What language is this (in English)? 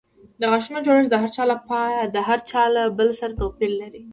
Pashto